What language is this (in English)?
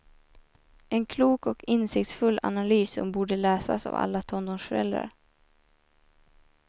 Swedish